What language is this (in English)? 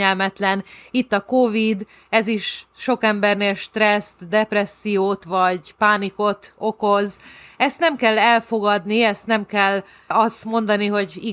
Hungarian